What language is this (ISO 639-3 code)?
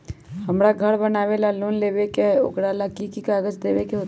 mag